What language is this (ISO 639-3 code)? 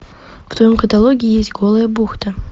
rus